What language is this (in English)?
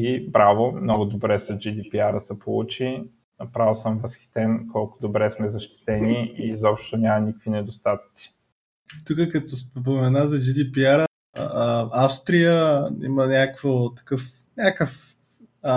Bulgarian